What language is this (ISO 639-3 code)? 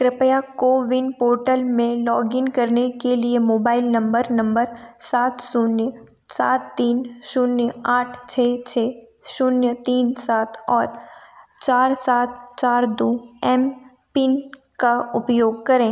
hin